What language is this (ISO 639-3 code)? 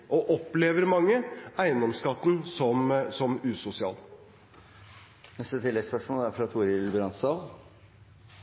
nob